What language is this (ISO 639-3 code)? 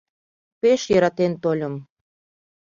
chm